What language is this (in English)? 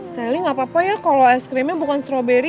Indonesian